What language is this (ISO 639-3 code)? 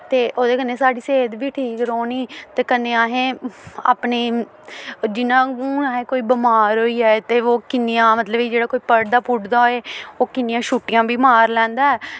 doi